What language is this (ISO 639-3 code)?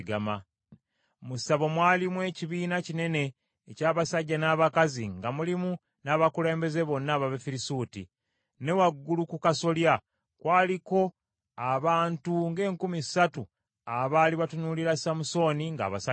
lug